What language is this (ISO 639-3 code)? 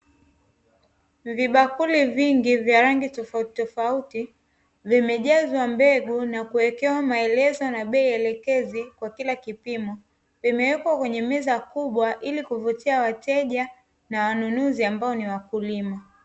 swa